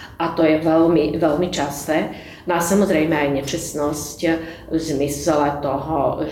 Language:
Slovak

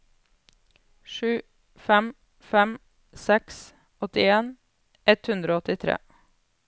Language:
Norwegian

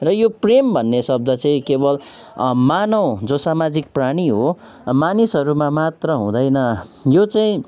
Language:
Nepali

